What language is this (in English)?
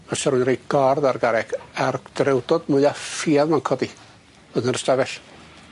Welsh